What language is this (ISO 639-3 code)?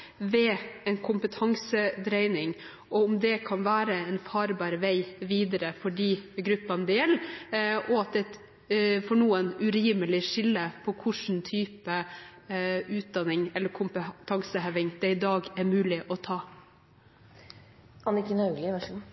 nob